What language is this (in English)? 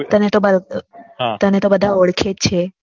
Gujarati